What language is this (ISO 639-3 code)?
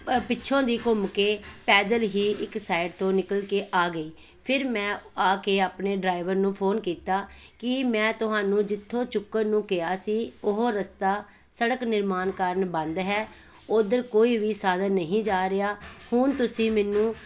pan